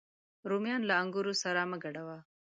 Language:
Pashto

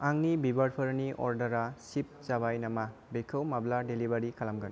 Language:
Bodo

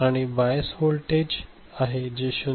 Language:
Marathi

